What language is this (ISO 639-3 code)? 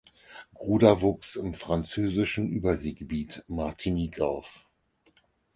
deu